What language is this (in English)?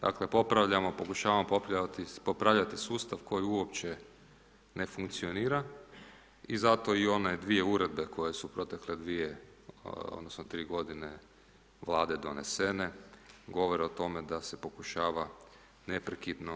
Croatian